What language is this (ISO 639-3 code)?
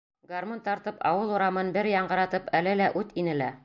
bak